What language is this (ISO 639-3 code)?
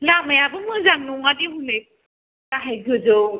brx